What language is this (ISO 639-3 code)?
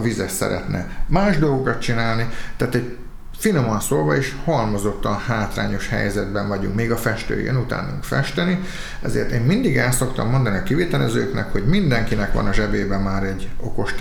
hun